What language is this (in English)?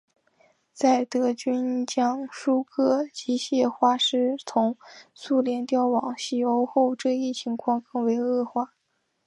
Chinese